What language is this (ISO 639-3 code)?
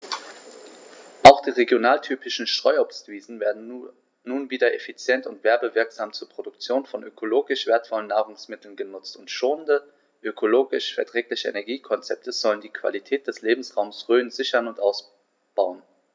deu